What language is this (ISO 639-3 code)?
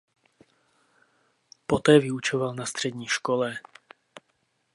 ces